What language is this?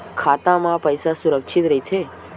Chhattisgarhi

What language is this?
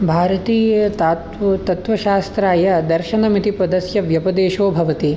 Sanskrit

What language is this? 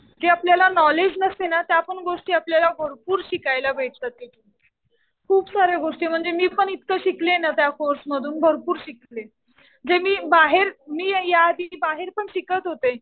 Marathi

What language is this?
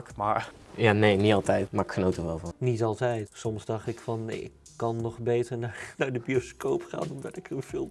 Dutch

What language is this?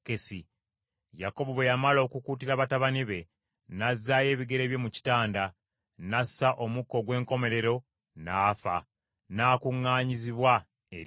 Ganda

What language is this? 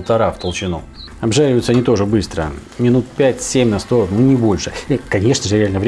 Russian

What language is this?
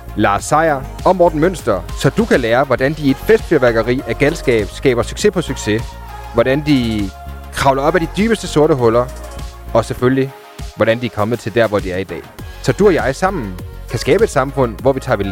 Danish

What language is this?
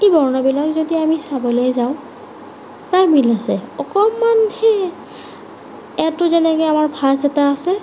Assamese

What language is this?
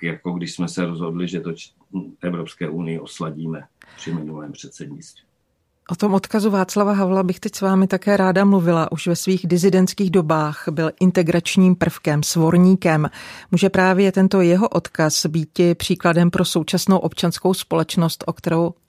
Czech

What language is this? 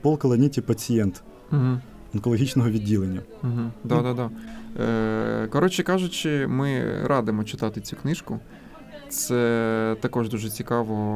Ukrainian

